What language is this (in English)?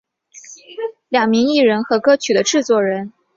Chinese